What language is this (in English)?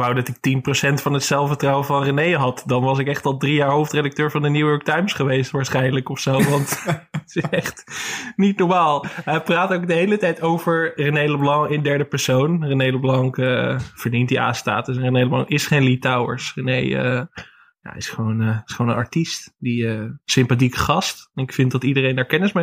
Dutch